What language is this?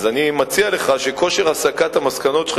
Hebrew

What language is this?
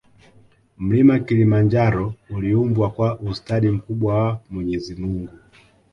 Swahili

